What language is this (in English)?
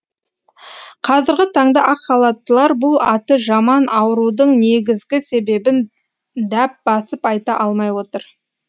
Kazakh